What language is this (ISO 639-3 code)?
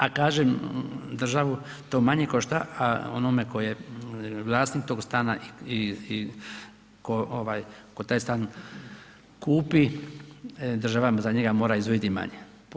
hrv